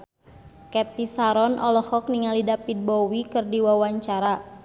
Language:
Sundanese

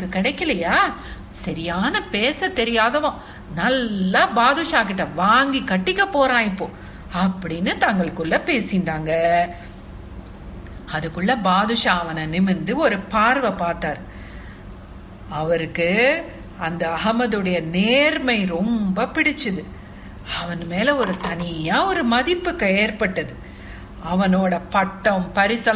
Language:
Tamil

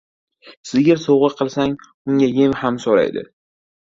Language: Uzbek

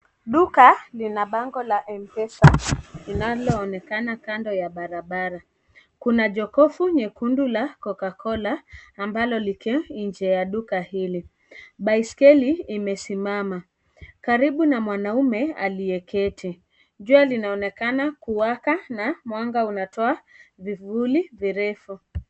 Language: Swahili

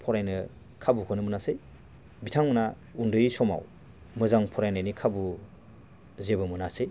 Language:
Bodo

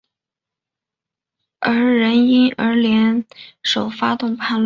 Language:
Chinese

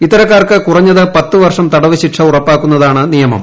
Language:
Malayalam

